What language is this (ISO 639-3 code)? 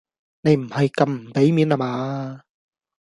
yue